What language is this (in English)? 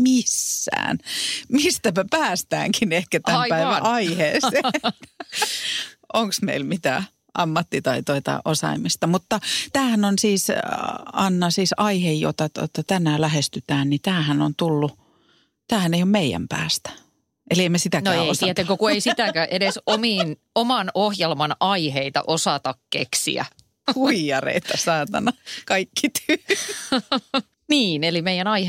Finnish